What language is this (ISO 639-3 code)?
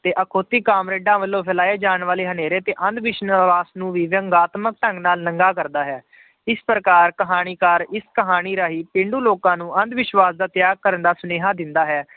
pan